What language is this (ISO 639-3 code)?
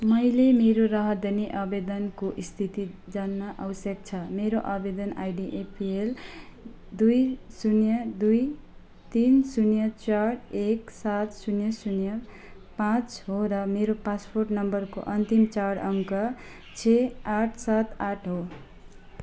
nep